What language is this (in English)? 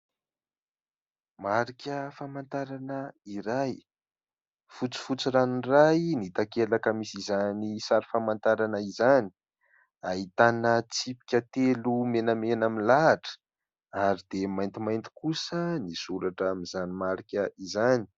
Malagasy